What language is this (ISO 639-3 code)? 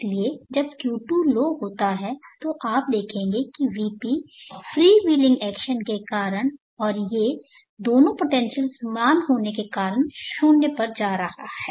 hin